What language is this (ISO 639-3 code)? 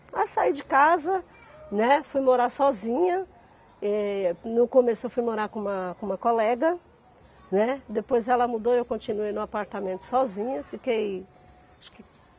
por